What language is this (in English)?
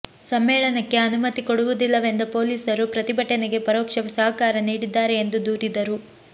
Kannada